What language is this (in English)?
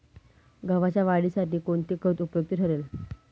Marathi